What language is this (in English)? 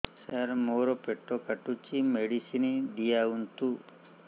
Odia